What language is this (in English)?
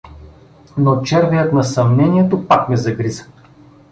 Bulgarian